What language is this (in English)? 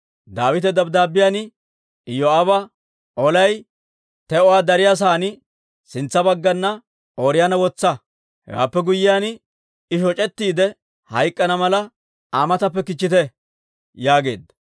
Dawro